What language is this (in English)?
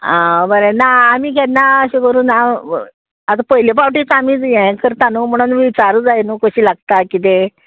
Konkani